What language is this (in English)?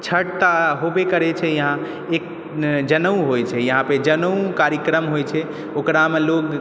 Maithili